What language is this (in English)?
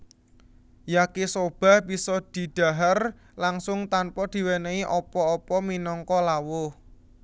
Javanese